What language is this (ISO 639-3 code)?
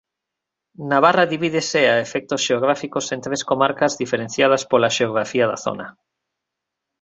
glg